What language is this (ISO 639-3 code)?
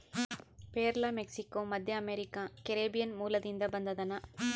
kan